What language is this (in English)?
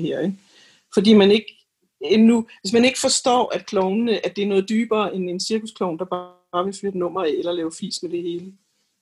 Danish